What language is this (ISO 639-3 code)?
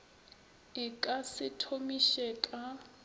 nso